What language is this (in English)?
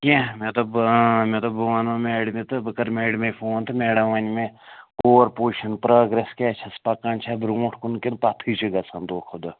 Kashmiri